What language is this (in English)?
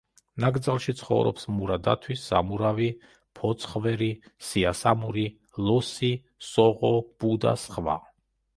Georgian